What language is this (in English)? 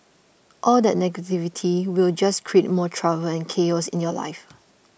English